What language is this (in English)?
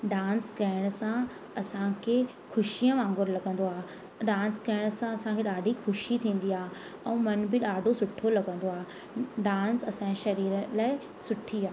Sindhi